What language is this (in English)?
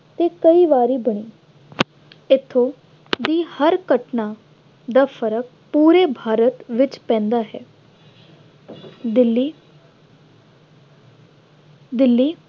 Punjabi